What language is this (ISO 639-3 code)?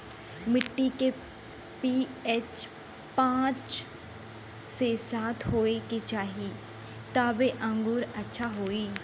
bho